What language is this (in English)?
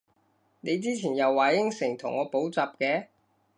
Cantonese